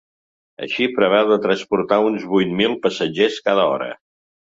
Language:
Catalan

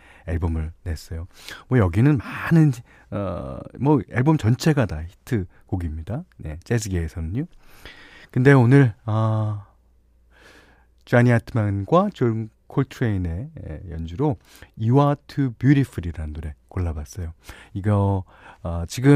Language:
Korean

